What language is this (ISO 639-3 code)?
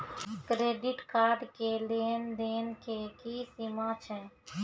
mai